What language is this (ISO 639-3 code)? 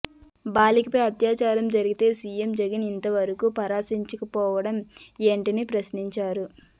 tel